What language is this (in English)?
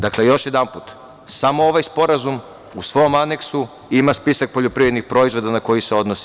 Serbian